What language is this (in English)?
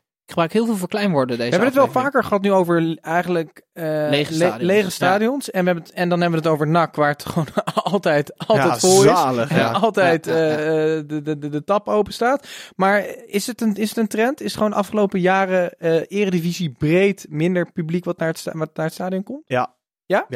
Dutch